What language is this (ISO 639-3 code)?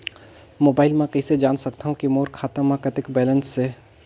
hne